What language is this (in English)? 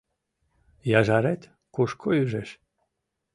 Mari